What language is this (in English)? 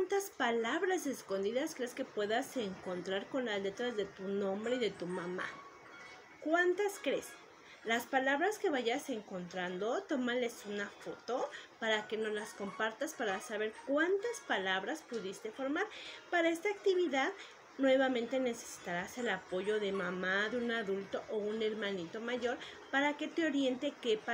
Spanish